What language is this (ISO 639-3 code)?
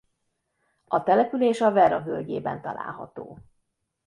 hun